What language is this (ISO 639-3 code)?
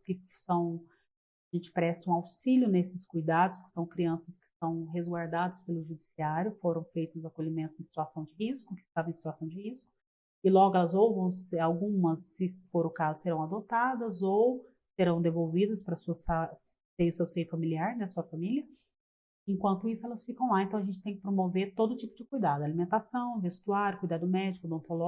por